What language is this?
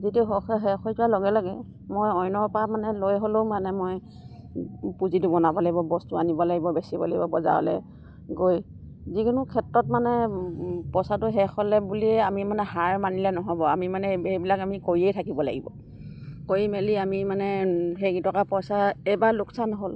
Assamese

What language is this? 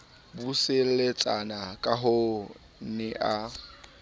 Southern Sotho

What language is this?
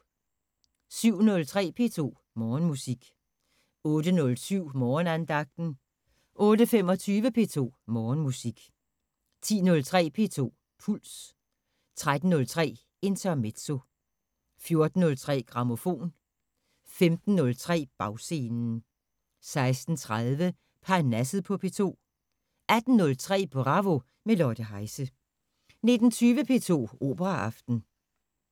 Danish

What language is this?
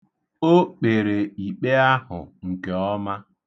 Igbo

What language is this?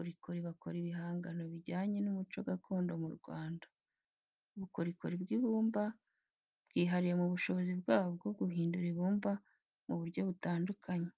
Kinyarwanda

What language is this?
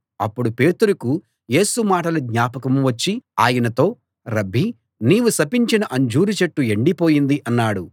Telugu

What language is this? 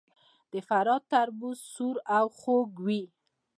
Pashto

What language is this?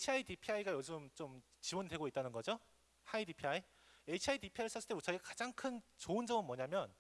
Korean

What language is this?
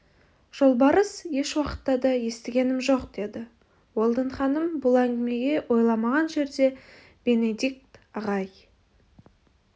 Kazakh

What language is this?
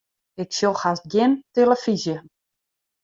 Western Frisian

